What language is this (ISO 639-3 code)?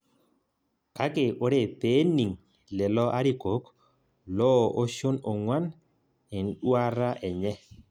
mas